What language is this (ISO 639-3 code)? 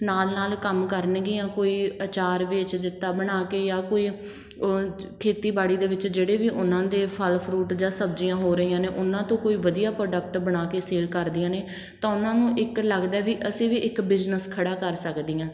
pan